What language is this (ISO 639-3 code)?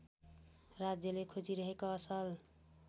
nep